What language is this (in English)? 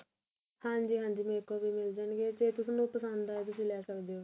Punjabi